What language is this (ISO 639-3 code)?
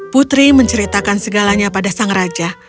ind